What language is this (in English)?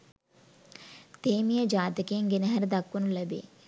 Sinhala